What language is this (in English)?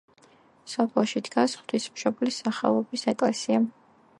Georgian